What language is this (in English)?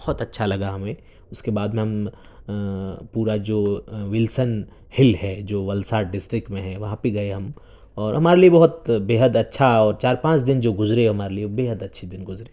Urdu